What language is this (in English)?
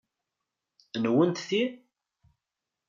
Kabyle